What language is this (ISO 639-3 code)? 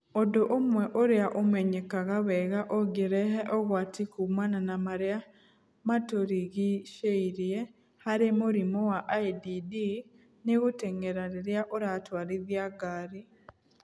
kik